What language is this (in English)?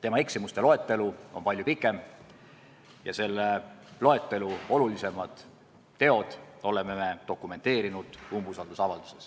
Estonian